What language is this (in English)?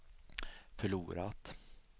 Swedish